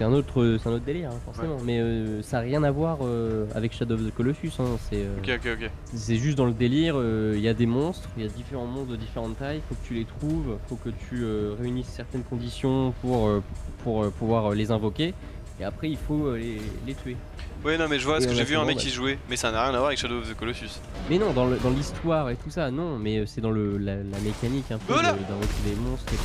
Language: French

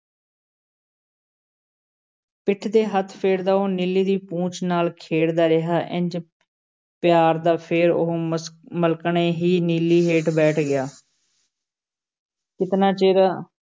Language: Punjabi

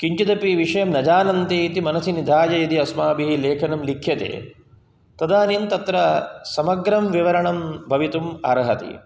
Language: Sanskrit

